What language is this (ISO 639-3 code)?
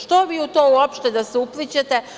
srp